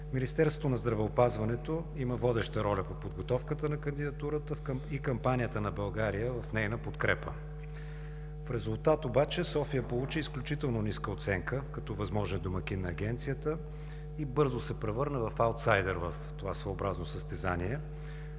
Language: Bulgarian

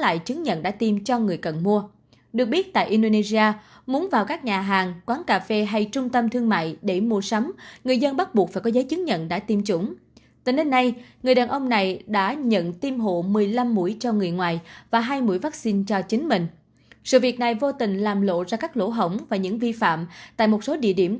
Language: Vietnamese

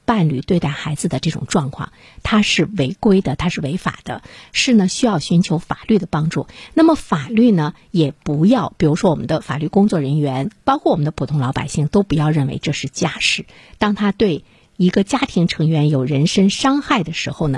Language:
Chinese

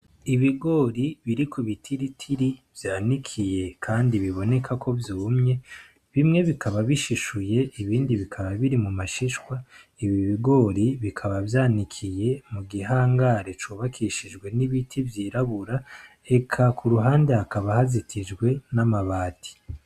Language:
Rundi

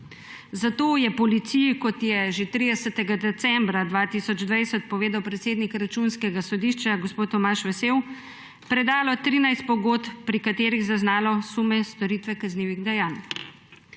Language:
Slovenian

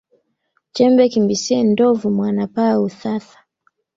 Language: Swahili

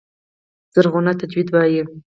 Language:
Pashto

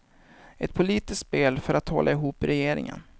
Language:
Swedish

